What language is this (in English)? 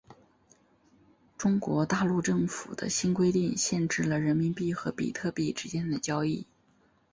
Chinese